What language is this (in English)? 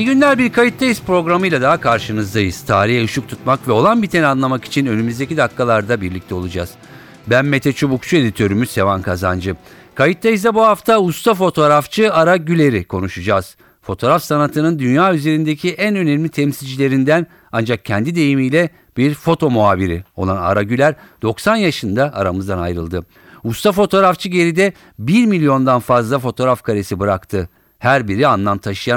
Turkish